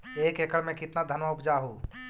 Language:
Magahi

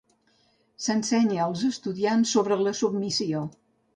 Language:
Catalan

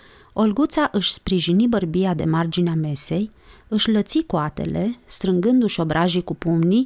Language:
Romanian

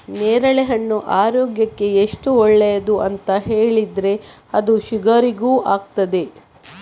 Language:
Kannada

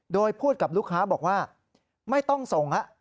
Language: Thai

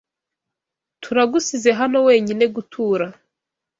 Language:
Kinyarwanda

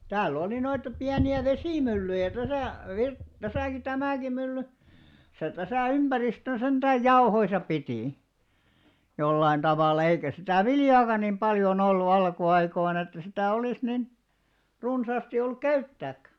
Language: Finnish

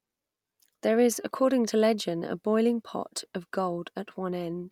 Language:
English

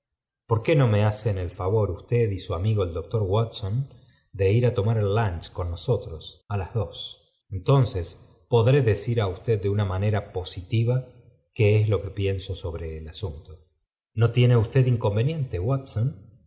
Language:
Spanish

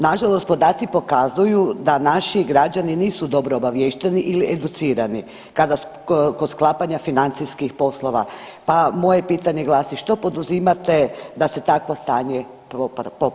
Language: Croatian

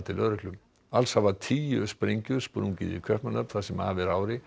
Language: Icelandic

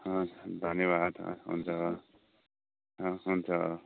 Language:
Nepali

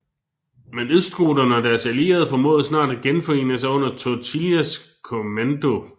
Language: Danish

